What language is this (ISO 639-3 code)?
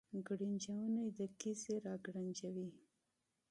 pus